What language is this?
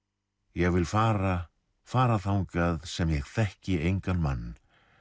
Icelandic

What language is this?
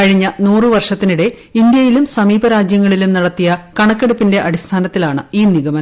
Malayalam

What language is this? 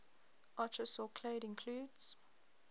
English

